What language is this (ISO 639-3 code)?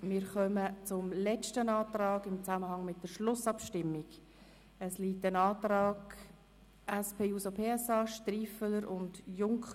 gsw